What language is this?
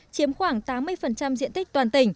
Vietnamese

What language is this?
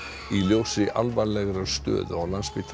Icelandic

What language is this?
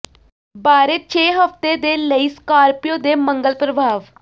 Punjabi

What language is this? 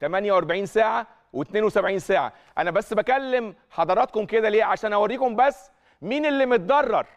Arabic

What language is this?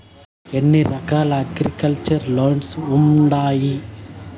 Telugu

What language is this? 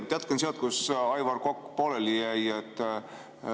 Estonian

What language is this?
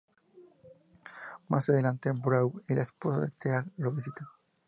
Spanish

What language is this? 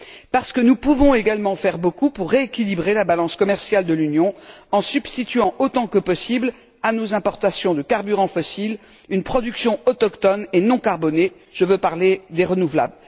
French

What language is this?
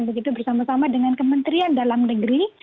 Indonesian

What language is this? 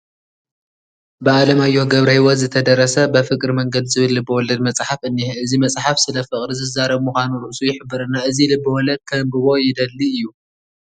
Tigrinya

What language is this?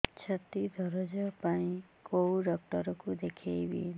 Odia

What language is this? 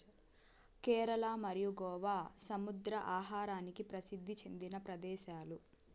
Telugu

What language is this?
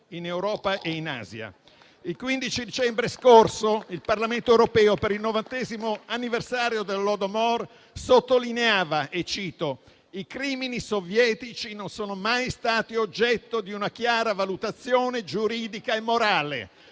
Italian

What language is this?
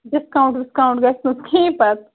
Kashmiri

